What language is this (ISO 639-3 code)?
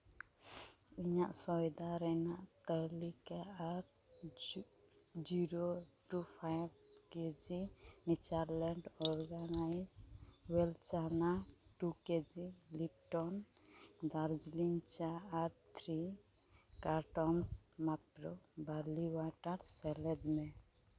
sat